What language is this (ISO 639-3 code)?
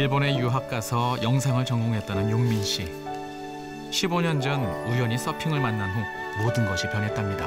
kor